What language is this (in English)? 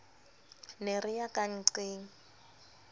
Southern Sotho